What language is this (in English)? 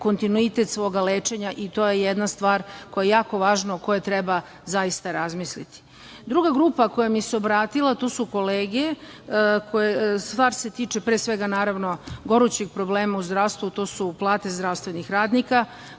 Serbian